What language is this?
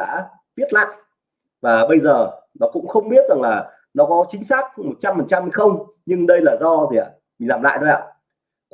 Vietnamese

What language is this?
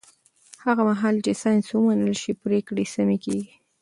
Pashto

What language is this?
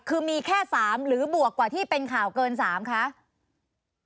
Thai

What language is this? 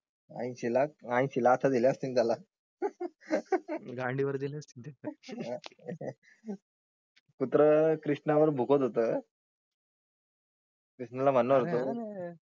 Marathi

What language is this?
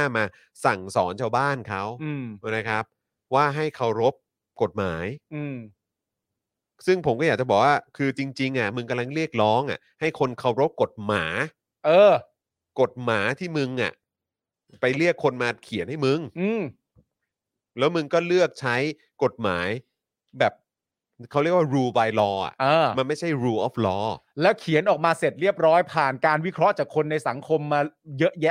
Thai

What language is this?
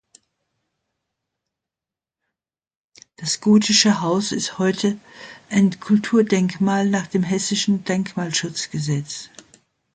German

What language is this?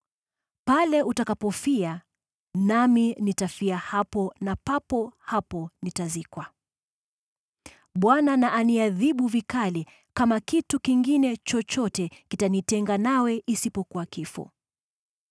Swahili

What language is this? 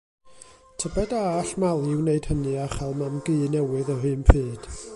Welsh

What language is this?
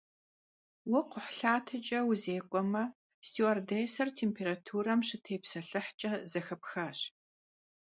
Kabardian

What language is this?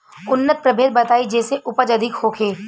Bhojpuri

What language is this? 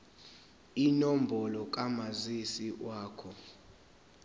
Zulu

